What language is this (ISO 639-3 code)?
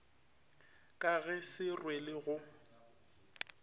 nso